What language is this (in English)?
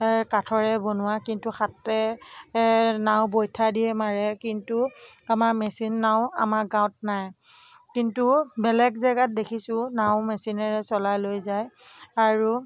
Assamese